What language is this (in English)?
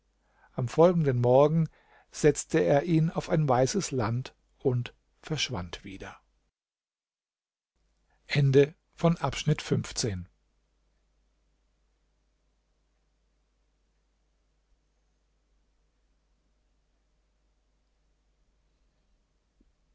German